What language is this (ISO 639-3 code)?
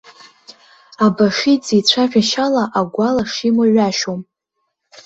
abk